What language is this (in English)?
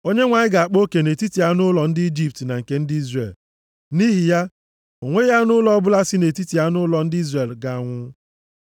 Igbo